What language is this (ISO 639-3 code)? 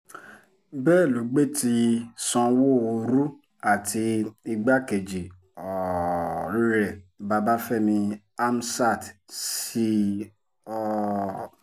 yor